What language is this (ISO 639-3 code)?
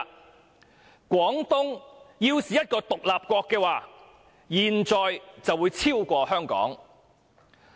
yue